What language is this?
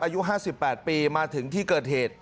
Thai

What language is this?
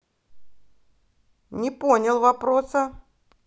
Russian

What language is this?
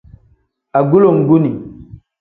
Tem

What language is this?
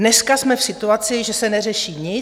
Czech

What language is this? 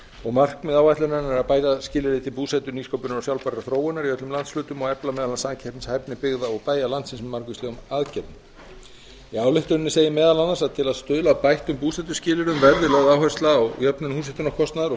Icelandic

